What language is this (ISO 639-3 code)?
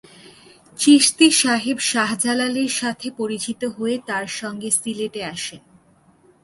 ben